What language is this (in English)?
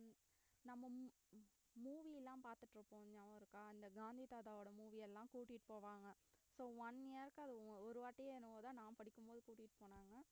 Tamil